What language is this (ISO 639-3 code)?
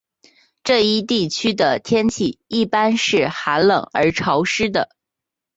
zho